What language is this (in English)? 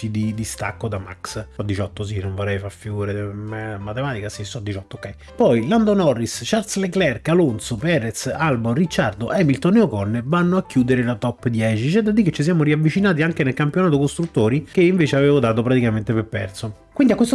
Italian